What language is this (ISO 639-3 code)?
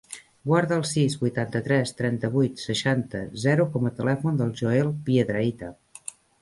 cat